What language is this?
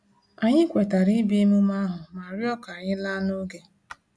Igbo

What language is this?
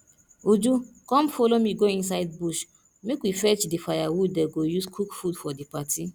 Nigerian Pidgin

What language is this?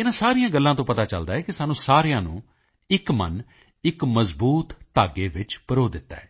Punjabi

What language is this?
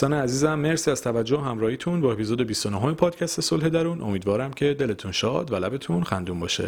Persian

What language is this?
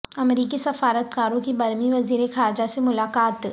Urdu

